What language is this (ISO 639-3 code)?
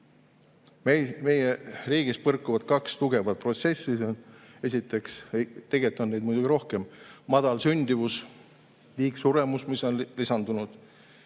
est